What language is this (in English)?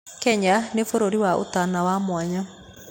Kikuyu